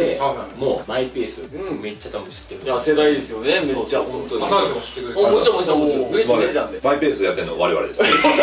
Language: Japanese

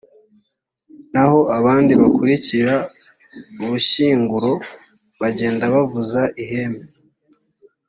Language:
Kinyarwanda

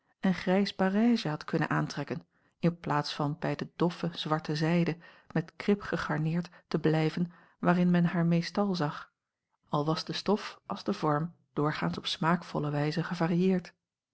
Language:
Dutch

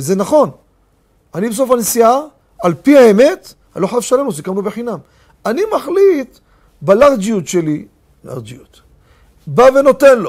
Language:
Hebrew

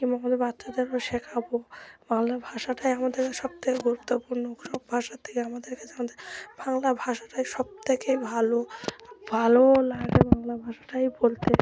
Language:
Bangla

